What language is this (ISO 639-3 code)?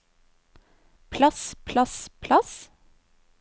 nor